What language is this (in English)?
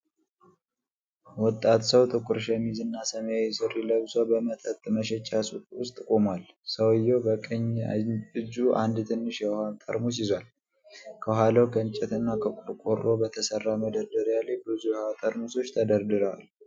Amharic